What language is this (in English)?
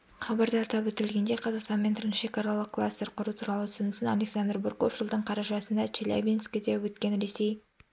Kazakh